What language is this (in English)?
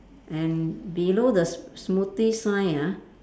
English